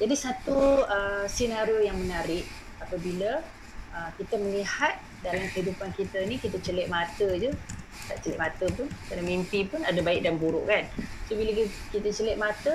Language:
Malay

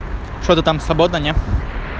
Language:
Russian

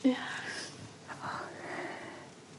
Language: Welsh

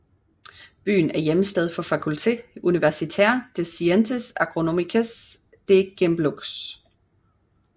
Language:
Danish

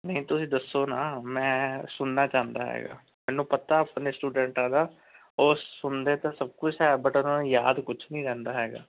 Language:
Punjabi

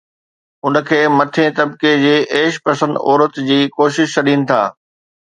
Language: Sindhi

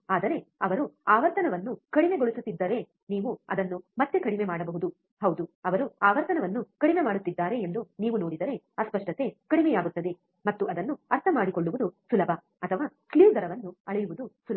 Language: Kannada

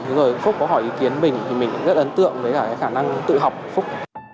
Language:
Vietnamese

